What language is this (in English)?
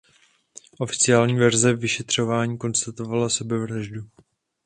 Czech